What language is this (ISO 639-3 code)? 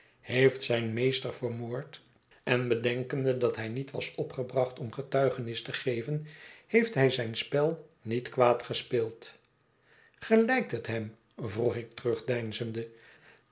nld